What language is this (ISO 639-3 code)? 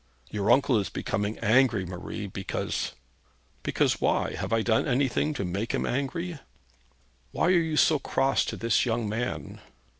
eng